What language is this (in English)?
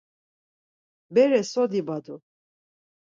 Laz